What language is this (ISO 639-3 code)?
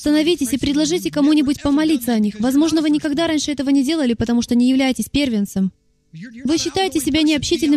rus